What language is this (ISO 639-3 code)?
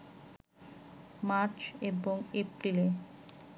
ben